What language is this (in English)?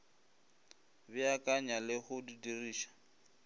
Northern Sotho